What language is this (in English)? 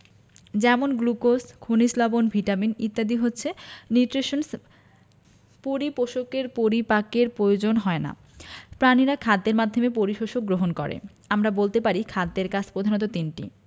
Bangla